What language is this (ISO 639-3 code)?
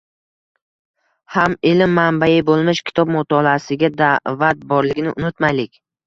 uzb